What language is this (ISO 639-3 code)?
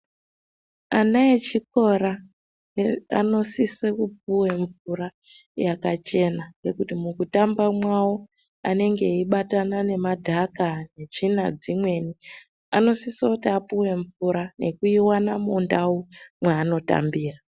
ndc